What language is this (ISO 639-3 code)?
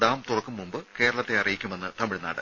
mal